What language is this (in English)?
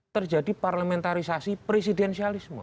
Indonesian